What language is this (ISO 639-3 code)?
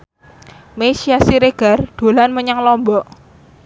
jav